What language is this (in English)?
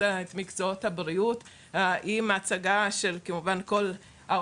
Hebrew